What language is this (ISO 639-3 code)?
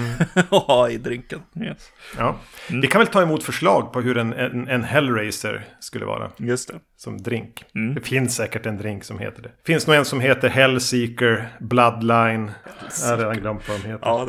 swe